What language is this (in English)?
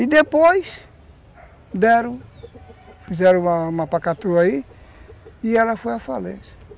Portuguese